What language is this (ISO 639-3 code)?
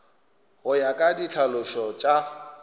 nso